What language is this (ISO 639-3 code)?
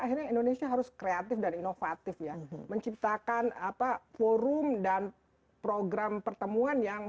ind